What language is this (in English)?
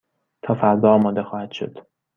Persian